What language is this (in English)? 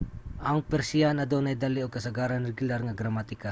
Cebuano